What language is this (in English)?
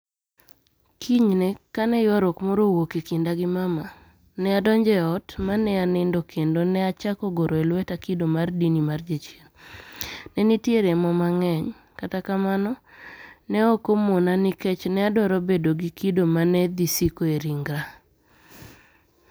Luo (Kenya and Tanzania)